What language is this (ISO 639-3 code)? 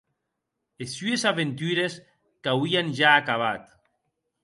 oci